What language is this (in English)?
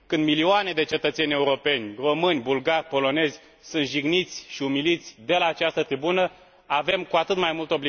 Romanian